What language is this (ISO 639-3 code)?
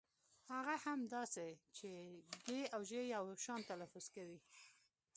pus